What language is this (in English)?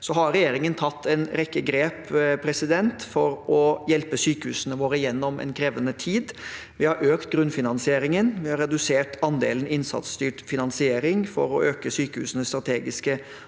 Norwegian